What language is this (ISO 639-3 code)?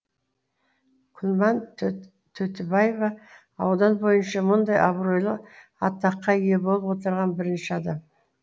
kaz